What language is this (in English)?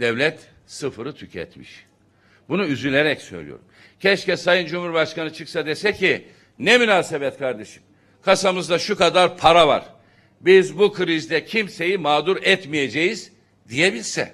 Turkish